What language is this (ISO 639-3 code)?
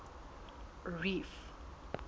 sot